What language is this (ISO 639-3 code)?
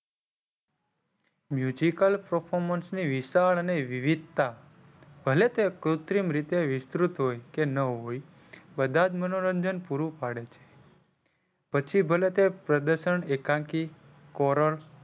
guj